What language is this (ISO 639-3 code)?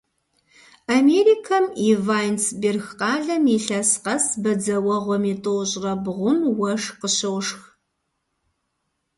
kbd